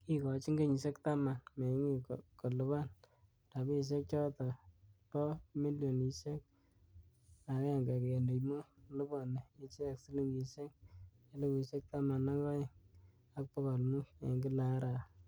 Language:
Kalenjin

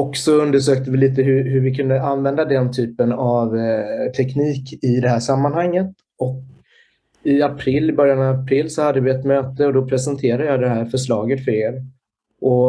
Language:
Swedish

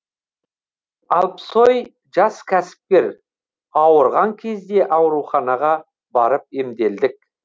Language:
Kazakh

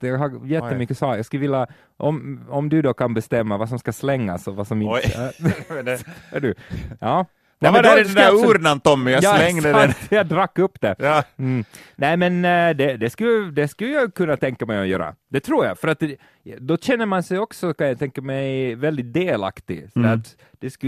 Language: Swedish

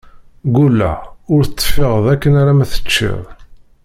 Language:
Kabyle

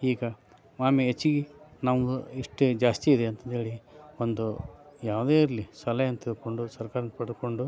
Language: Kannada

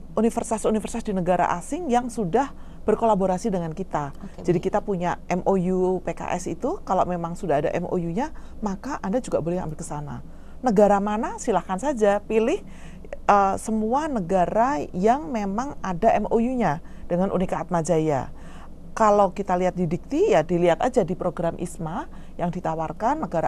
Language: Indonesian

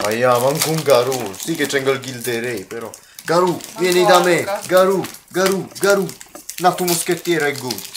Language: Italian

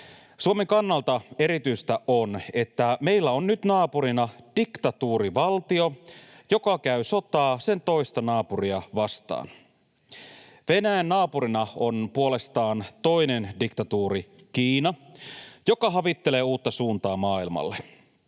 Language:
Finnish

